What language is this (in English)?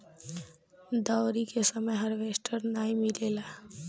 Bhojpuri